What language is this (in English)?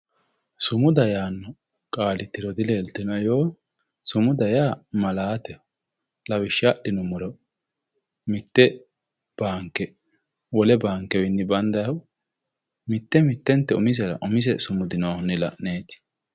Sidamo